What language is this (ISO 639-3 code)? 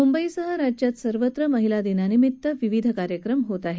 mar